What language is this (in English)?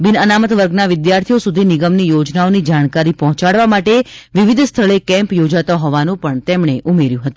Gujarati